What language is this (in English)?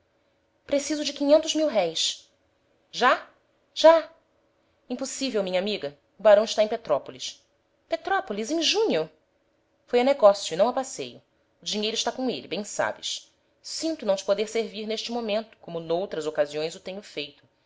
Portuguese